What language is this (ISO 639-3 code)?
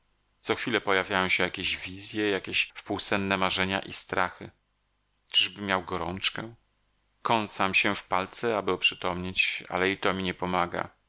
pol